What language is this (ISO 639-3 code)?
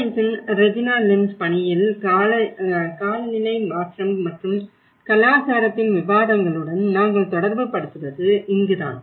tam